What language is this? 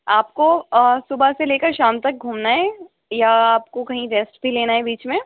Urdu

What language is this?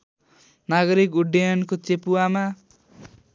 Nepali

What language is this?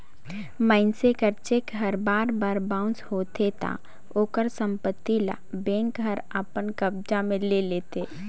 Chhattisgarhi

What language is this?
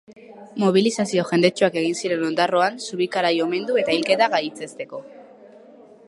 Basque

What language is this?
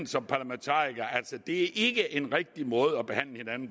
Danish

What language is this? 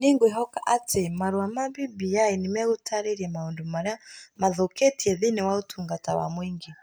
Kikuyu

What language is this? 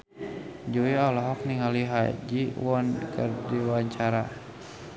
Sundanese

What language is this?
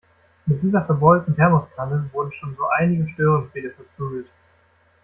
German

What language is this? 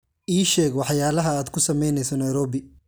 Somali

